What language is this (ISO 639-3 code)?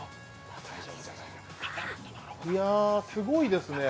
jpn